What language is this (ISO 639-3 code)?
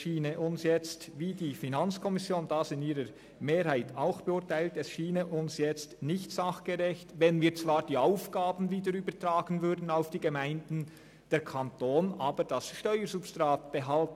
gsw